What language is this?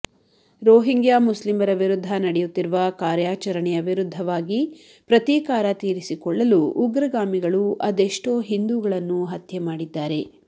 Kannada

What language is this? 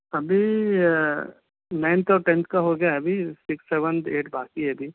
Urdu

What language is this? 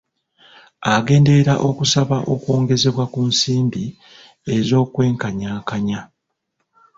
Ganda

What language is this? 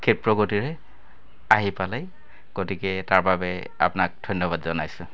Assamese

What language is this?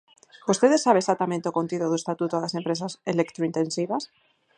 Galician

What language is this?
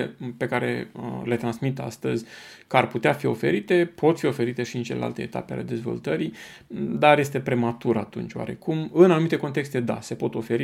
Romanian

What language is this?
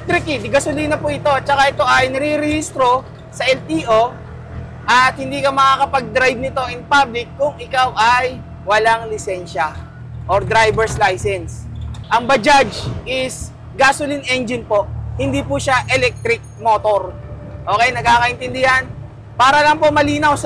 Filipino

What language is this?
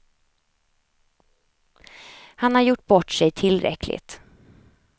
Swedish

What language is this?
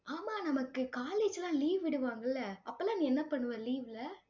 Tamil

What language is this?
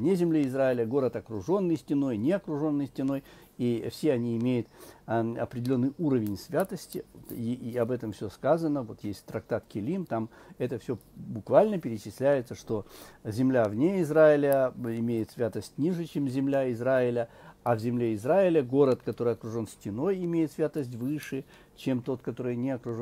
Russian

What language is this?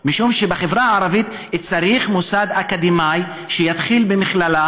Hebrew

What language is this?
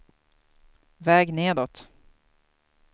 Swedish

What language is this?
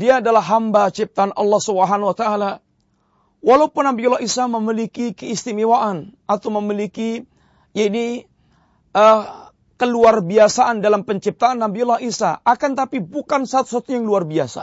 Malay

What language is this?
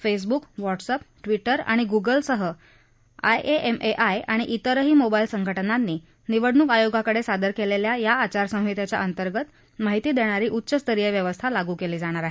Marathi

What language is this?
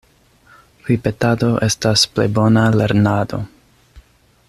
Esperanto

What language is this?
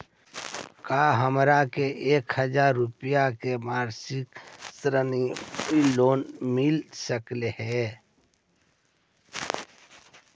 Magahi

